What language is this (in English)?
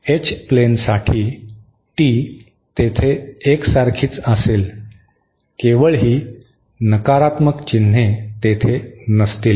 Marathi